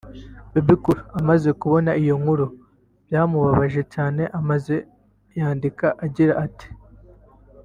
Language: Kinyarwanda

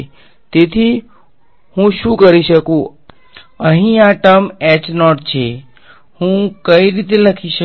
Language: Gujarati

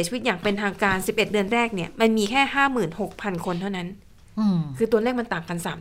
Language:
Thai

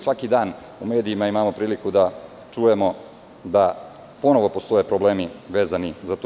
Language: Serbian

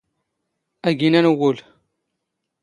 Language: Standard Moroccan Tamazight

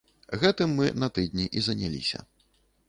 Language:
Belarusian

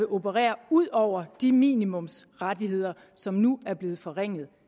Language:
Danish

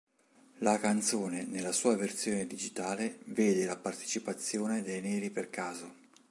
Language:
Italian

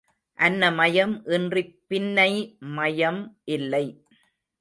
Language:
Tamil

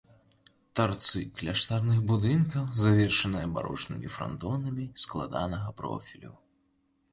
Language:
Belarusian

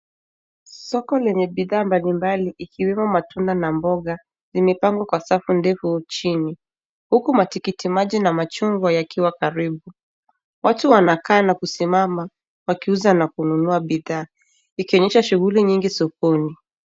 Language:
Swahili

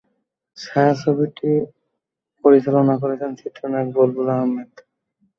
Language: Bangla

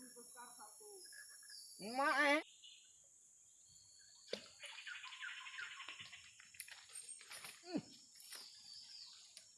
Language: Indonesian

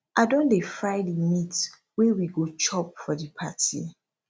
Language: Nigerian Pidgin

